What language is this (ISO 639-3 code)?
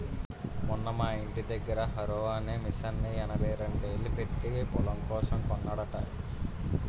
tel